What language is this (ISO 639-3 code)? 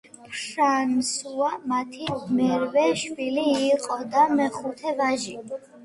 kat